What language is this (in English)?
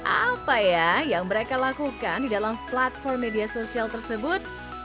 Indonesian